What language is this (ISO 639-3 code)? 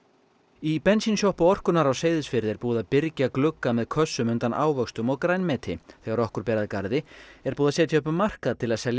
isl